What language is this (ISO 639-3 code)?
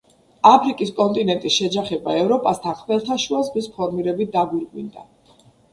kat